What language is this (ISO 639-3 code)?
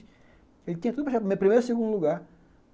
por